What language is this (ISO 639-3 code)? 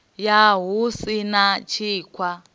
ven